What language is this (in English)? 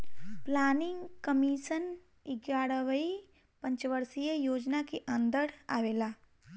Bhojpuri